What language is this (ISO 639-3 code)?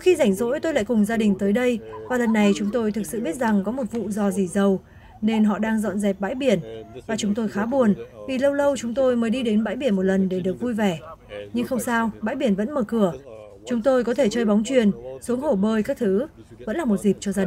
vie